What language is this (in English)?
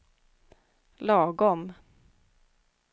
Swedish